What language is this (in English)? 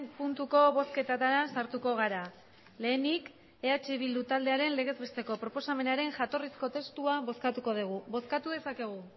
Basque